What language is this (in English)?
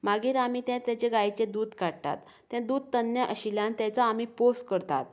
Konkani